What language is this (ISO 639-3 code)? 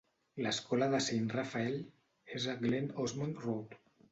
cat